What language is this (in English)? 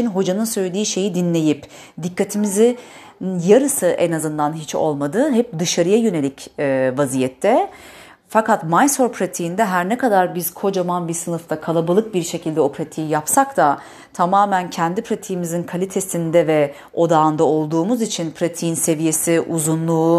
Turkish